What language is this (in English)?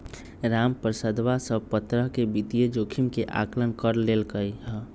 Magahi